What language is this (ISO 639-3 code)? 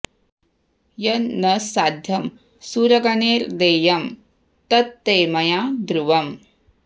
san